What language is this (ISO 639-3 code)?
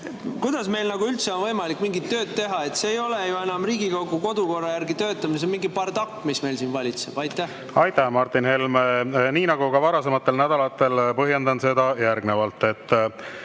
est